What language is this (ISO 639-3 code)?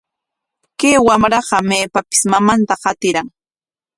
qwa